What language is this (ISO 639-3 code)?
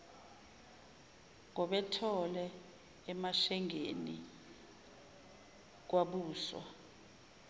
zul